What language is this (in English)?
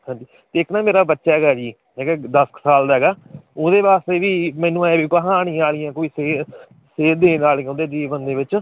Punjabi